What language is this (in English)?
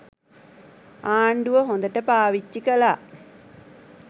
Sinhala